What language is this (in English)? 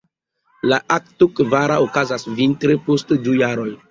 Esperanto